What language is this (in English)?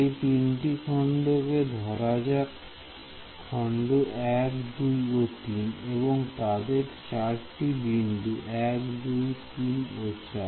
Bangla